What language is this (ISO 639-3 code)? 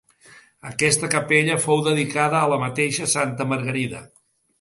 cat